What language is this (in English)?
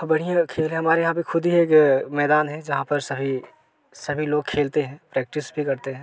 Hindi